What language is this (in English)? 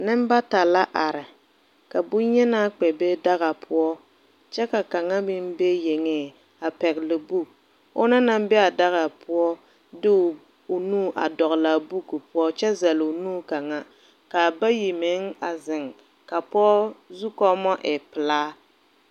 Southern Dagaare